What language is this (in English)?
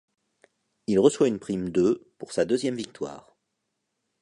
French